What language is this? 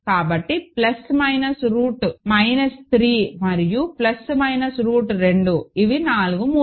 Telugu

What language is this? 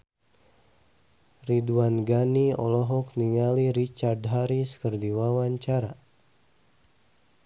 Sundanese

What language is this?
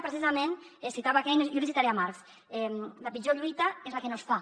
Catalan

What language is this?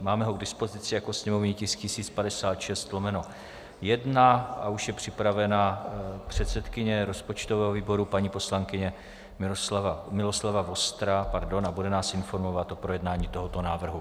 Czech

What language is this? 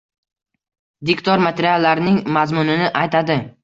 Uzbek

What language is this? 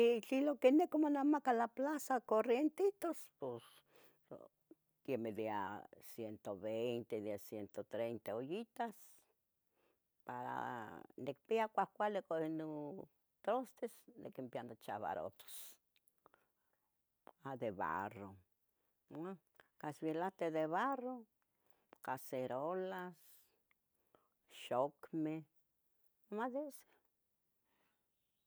Tetelcingo Nahuatl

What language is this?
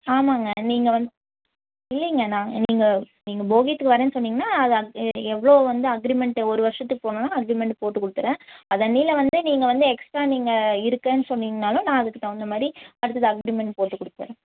Tamil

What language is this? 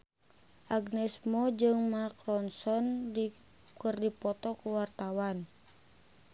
Sundanese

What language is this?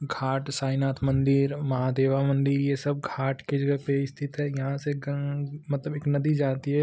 Hindi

